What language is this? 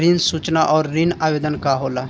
Bhojpuri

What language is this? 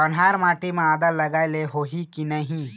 Chhattisgarhi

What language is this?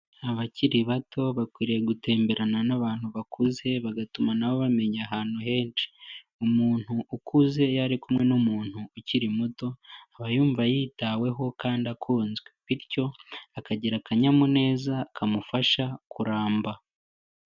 Kinyarwanda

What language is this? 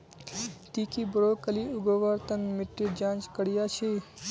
Magahi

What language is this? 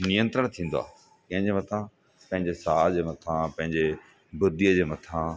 Sindhi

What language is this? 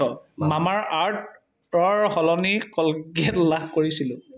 Assamese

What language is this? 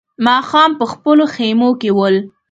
Pashto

